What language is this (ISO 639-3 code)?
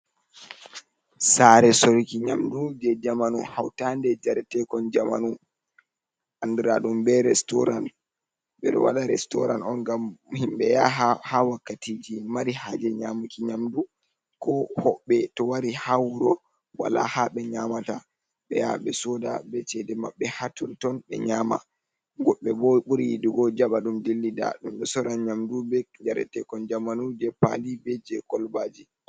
ful